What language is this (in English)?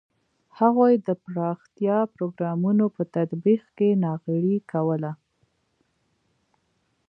Pashto